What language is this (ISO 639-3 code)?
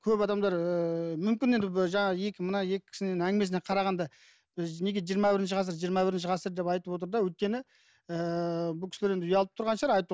kaz